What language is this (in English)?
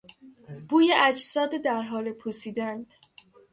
Persian